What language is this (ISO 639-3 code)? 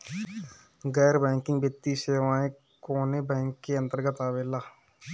bho